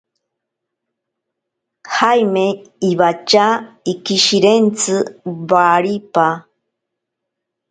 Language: Ashéninka Perené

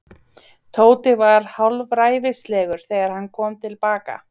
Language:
Icelandic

